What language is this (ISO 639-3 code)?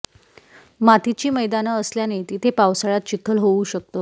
mar